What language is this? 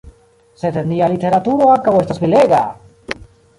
Esperanto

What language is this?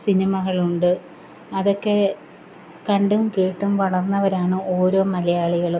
Malayalam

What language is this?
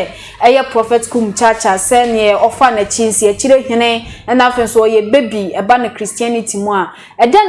English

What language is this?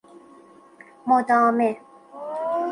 Persian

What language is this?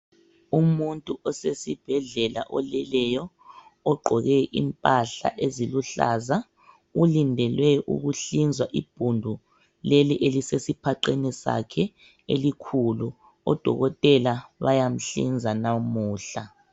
North Ndebele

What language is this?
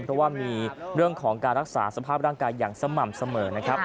Thai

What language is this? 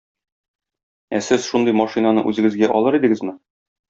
Tatar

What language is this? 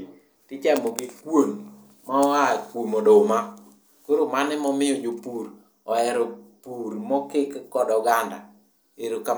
Luo (Kenya and Tanzania)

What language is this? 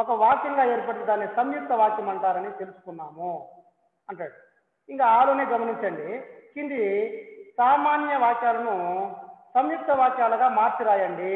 Telugu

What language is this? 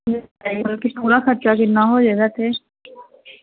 Punjabi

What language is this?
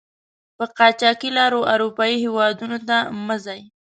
Pashto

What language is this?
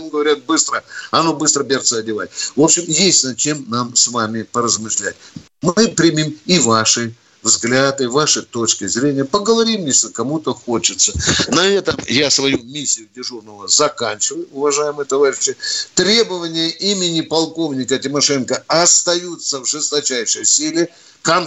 Russian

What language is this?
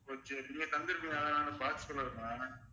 Tamil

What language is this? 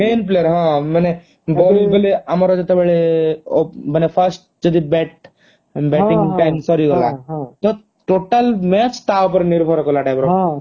Odia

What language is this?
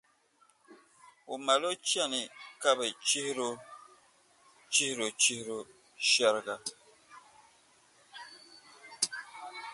Dagbani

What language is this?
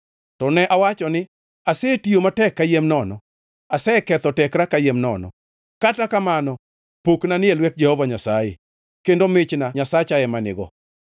Luo (Kenya and Tanzania)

